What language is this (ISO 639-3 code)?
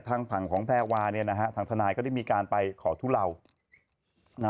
tha